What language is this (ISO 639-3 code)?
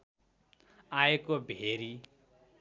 nep